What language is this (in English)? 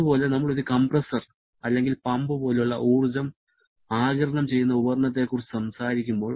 Malayalam